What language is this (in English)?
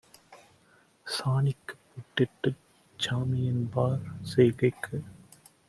Tamil